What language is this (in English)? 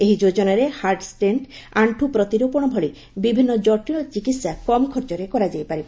Odia